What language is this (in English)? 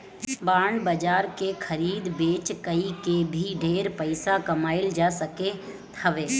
Bhojpuri